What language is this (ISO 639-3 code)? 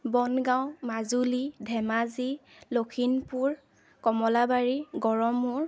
asm